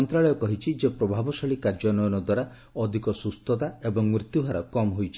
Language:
Odia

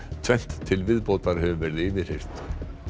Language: Icelandic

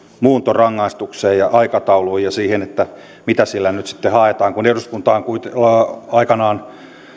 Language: Finnish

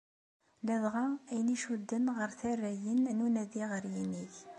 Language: Kabyle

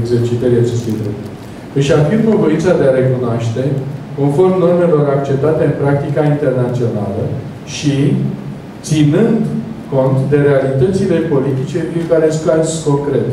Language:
Romanian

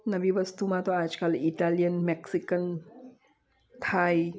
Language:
Gujarati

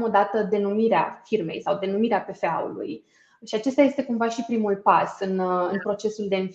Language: Romanian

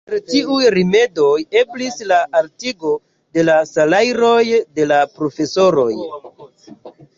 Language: Esperanto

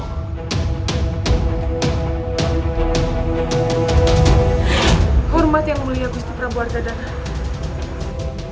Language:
Indonesian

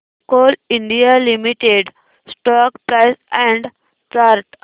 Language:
Marathi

